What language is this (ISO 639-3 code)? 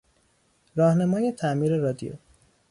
fas